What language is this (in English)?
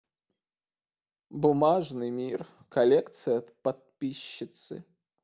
Russian